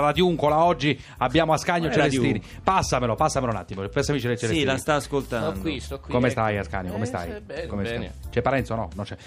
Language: Italian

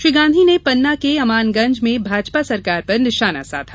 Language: Hindi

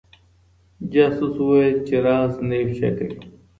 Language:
Pashto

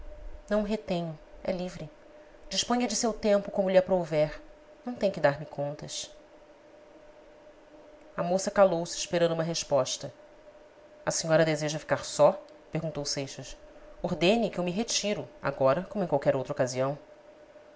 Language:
Portuguese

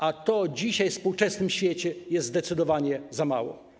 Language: Polish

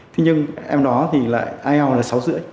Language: Vietnamese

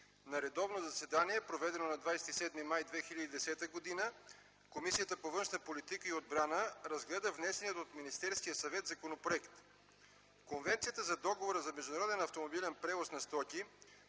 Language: Bulgarian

